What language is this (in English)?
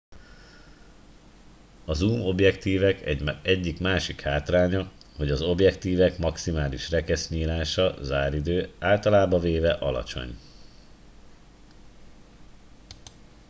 Hungarian